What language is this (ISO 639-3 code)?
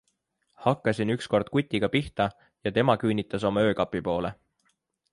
est